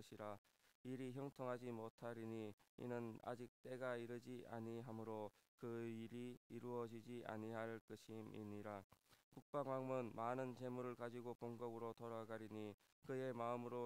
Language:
Korean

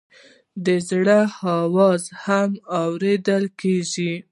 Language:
Pashto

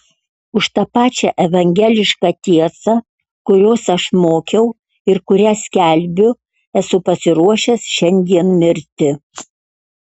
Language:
Lithuanian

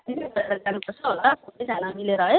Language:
Nepali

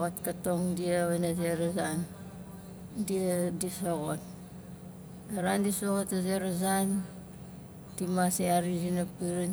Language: Nalik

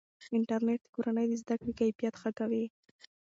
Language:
Pashto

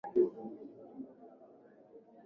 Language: Swahili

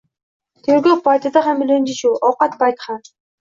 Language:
Uzbek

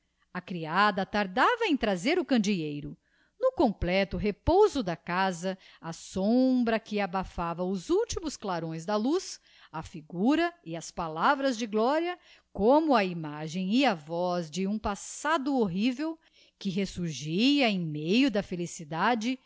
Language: Portuguese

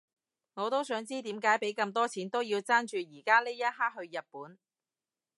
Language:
Cantonese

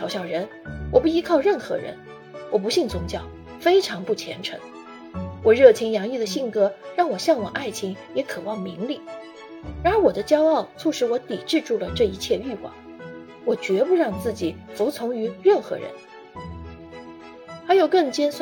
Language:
Chinese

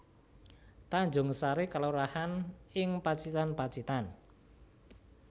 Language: Javanese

